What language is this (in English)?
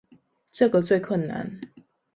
Chinese